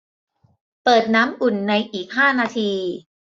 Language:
Thai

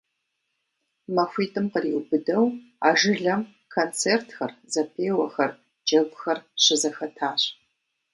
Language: Kabardian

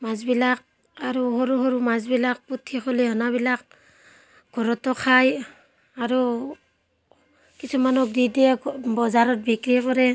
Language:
Assamese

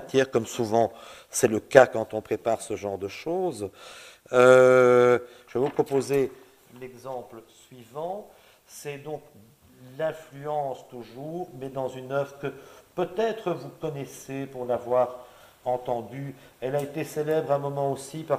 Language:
French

